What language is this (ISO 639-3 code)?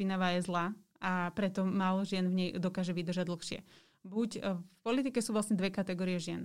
slk